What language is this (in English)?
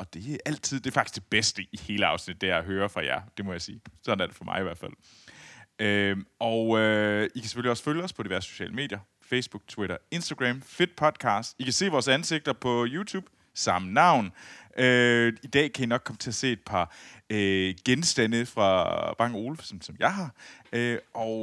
Danish